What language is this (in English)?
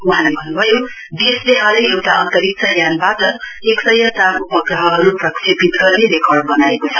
Nepali